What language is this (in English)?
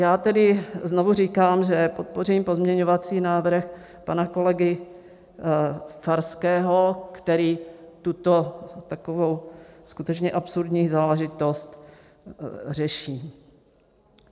Czech